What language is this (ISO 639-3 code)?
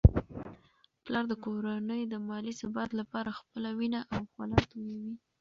pus